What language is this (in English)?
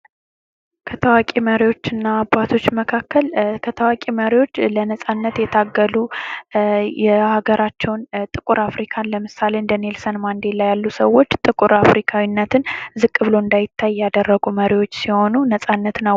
Amharic